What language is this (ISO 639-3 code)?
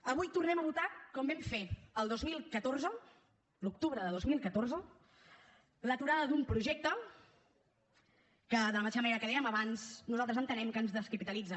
cat